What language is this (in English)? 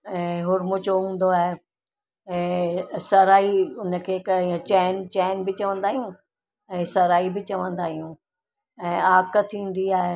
Sindhi